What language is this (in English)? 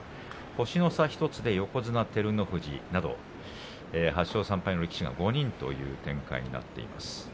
Japanese